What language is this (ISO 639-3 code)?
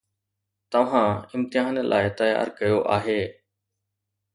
snd